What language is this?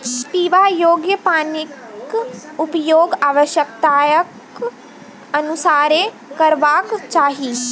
Maithili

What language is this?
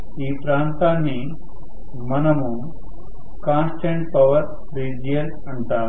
Telugu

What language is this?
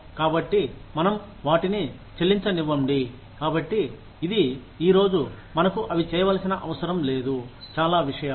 Telugu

